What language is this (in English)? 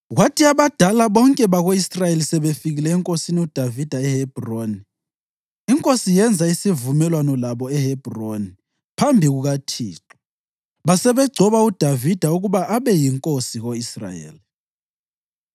North Ndebele